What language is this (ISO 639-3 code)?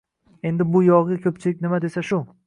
uzb